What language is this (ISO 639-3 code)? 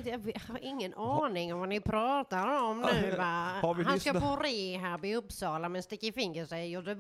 swe